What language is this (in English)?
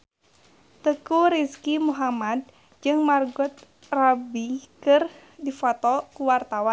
Sundanese